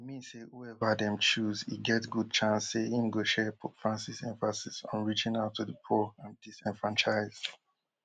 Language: Nigerian Pidgin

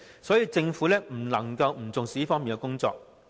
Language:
Cantonese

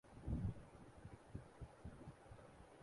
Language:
Urdu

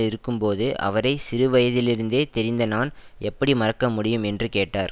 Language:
Tamil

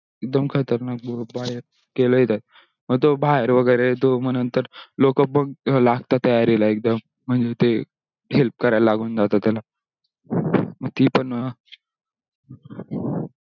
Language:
Marathi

